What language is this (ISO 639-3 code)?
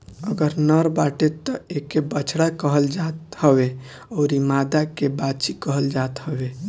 bho